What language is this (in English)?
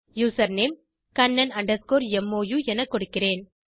Tamil